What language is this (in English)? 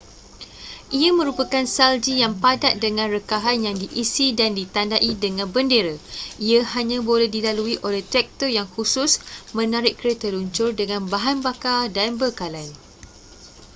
Malay